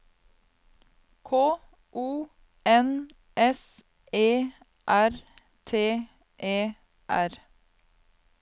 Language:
Norwegian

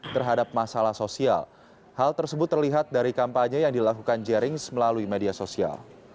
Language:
Indonesian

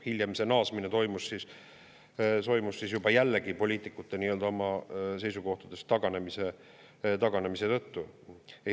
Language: Estonian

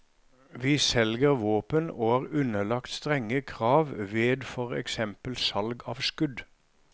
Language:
Norwegian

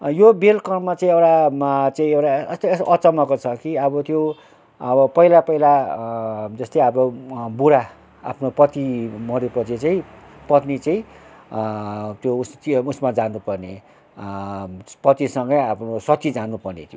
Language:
Nepali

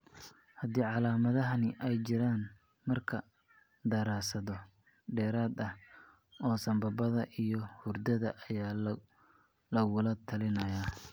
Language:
Somali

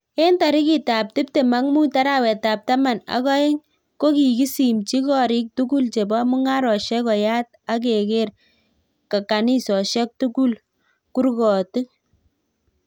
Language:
Kalenjin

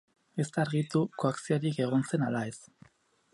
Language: Basque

